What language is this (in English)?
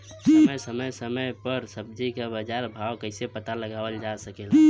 Bhojpuri